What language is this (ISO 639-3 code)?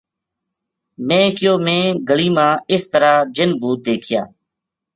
gju